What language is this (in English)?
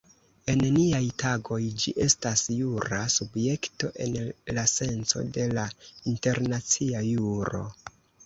Esperanto